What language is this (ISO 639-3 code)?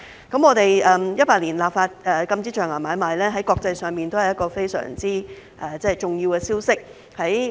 yue